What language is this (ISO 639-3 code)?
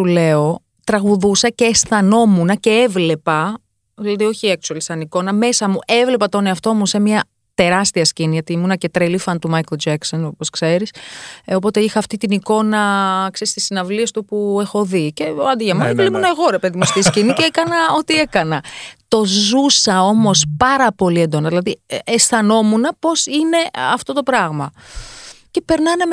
ell